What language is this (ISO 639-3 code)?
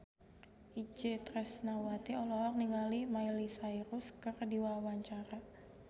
sun